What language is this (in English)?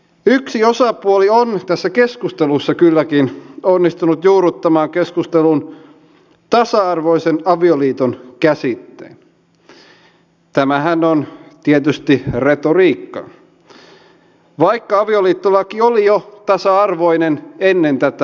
Finnish